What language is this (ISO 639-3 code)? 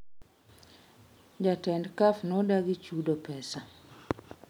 luo